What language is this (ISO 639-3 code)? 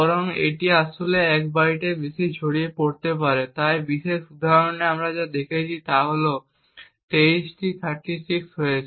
ben